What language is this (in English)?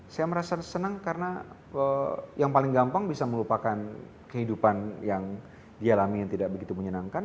Indonesian